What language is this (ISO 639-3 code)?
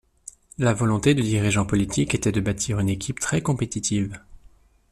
fra